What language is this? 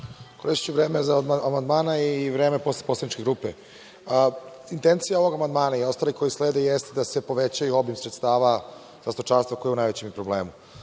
Serbian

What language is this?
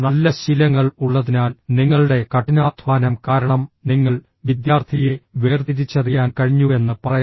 Malayalam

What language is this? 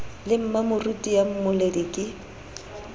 Southern Sotho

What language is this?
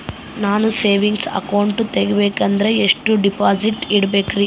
Kannada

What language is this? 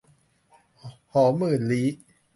Thai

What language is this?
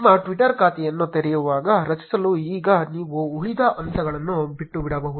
Kannada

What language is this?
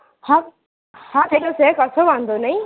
Gujarati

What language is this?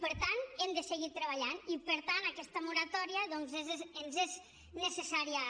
Catalan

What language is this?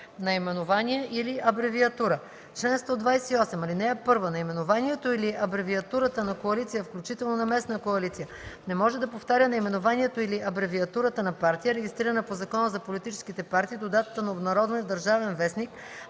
Bulgarian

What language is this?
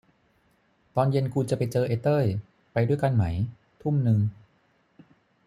Thai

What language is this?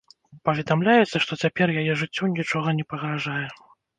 Belarusian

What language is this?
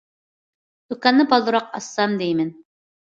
Uyghur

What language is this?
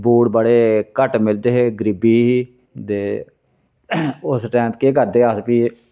Dogri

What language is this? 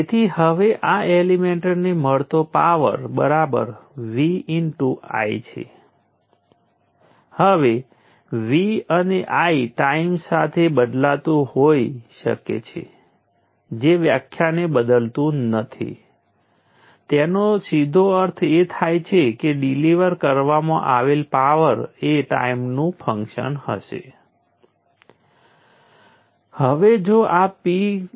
Gujarati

